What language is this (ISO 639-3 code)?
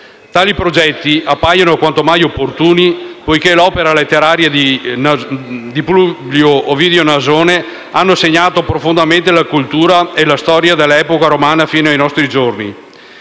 ita